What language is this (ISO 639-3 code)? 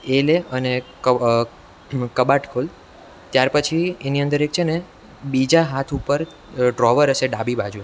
guj